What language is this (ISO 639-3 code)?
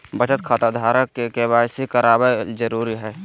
mag